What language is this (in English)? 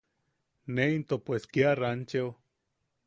Yaqui